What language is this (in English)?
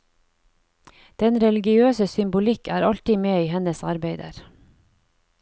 Norwegian